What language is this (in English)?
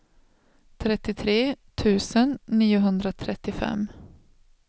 Swedish